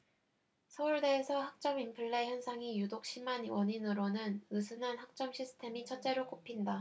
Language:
Korean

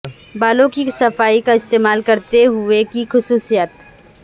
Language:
Urdu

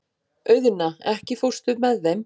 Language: Icelandic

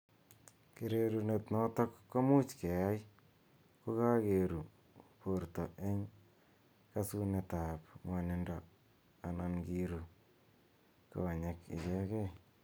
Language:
Kalenjin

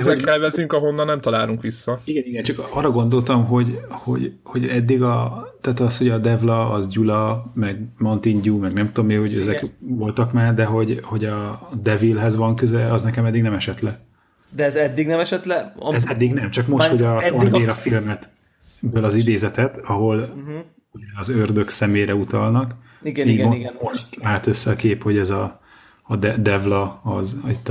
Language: Hungarian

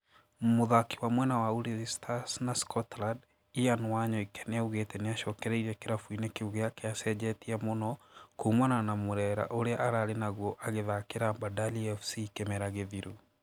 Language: Kikuyu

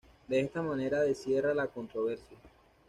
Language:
Spanish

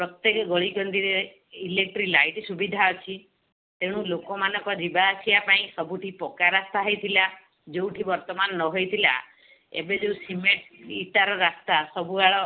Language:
Odia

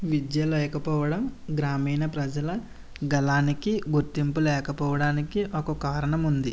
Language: Telugu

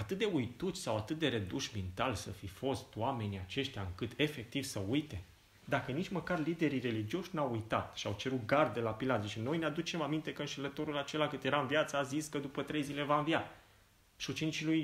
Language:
Romanian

